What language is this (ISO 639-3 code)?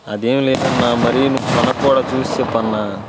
tel